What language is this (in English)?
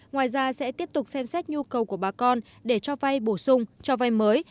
Vietnamese